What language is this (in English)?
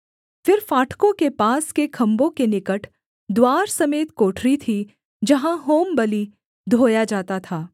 Hindi